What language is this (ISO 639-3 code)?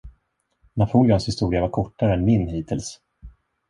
swe